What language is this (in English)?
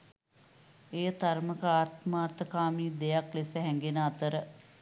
Sinhala